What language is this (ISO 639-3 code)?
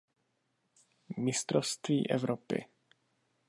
ces